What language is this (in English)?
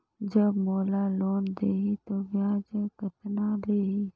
Chhattisgarhi